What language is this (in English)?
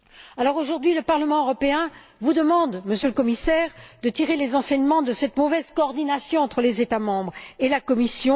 French